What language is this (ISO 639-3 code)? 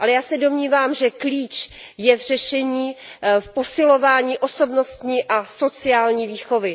ces